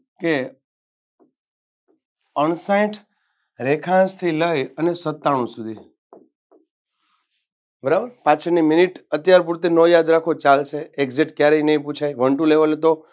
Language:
Gujarati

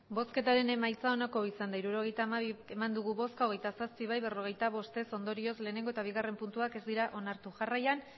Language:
Basque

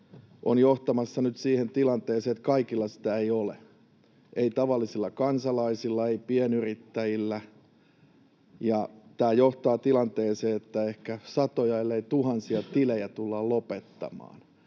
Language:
Finnish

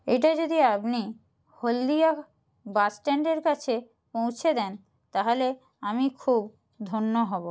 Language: Bangla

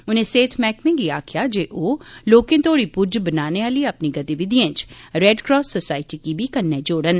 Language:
Dogri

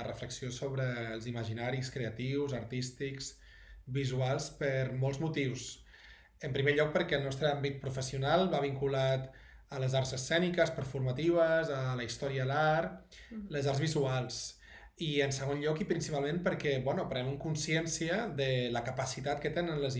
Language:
Catalan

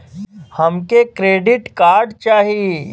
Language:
Bhojpuri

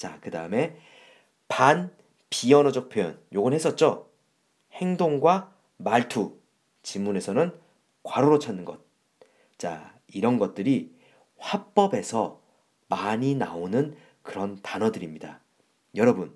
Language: Korean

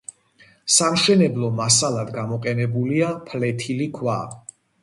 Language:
Georgian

